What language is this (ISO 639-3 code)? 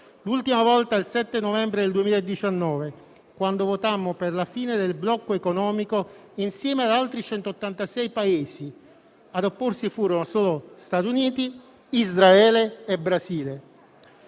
ita